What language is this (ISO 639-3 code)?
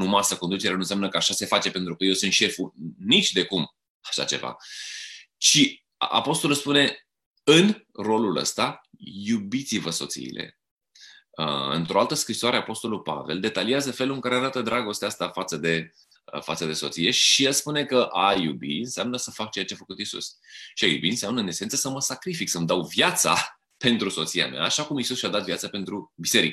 ron